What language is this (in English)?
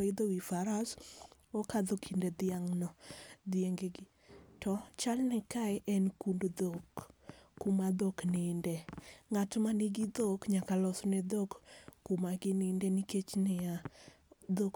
Luo (Kenya and Tanzania)